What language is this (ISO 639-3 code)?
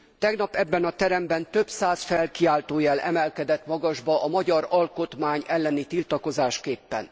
hun